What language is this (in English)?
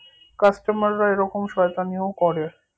Bangla